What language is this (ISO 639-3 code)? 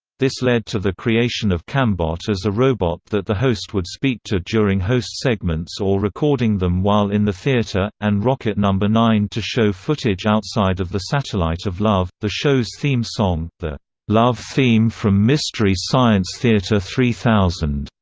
eng